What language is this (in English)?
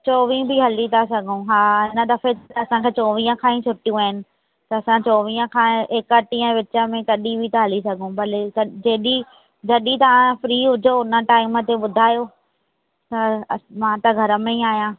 Sindhi